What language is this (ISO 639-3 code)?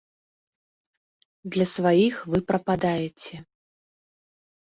bel